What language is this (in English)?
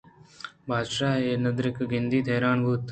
Eastern Balochi